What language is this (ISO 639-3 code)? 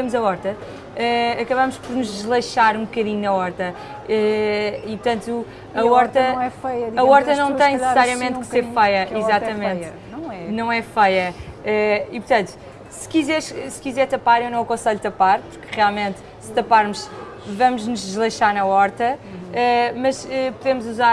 por